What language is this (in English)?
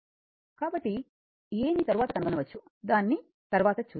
Telugu